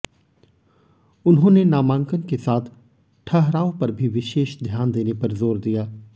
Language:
Hindi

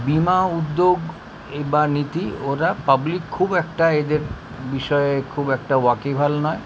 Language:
Bangla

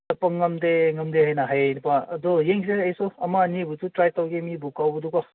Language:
Manipuri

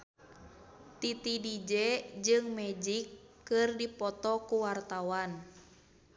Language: Sundanese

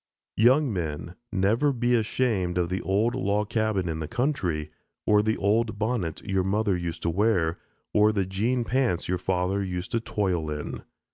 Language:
English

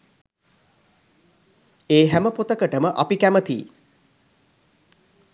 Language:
Sinhala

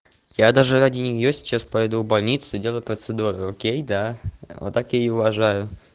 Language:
Russian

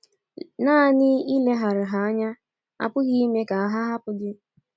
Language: Igbo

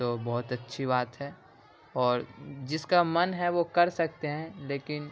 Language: Urdu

